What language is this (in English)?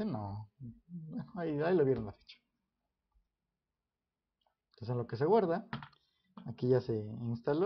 Spanish